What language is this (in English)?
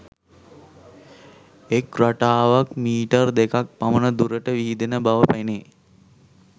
Sinhala